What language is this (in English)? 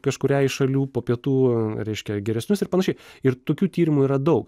Lithuanian